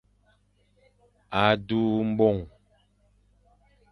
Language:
Fang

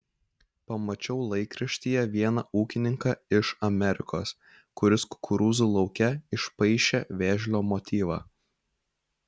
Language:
Lithuanian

